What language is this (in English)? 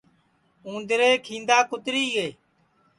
Sansi